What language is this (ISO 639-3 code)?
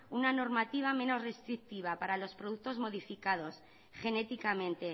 spa